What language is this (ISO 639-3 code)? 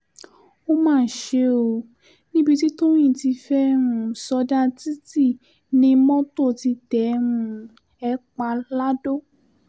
yor